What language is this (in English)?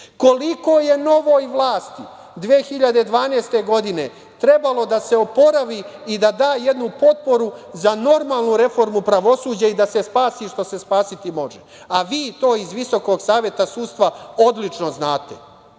Serbian